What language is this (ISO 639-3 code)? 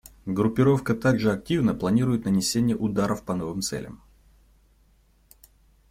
rus